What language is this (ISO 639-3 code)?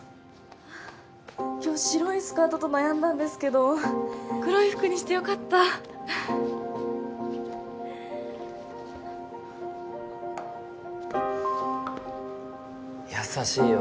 jpn